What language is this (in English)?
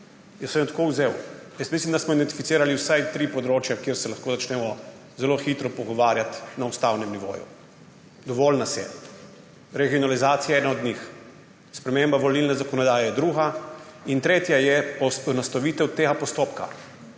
Slovenian